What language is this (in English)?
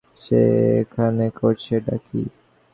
Bangla